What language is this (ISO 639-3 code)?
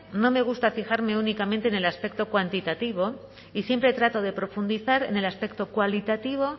spa